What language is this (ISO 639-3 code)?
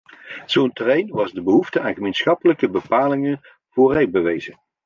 nld